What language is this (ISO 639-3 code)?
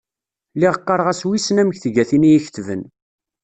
kab